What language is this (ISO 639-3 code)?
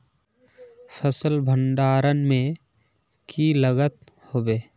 mag